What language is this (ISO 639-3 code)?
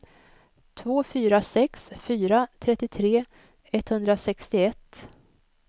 swe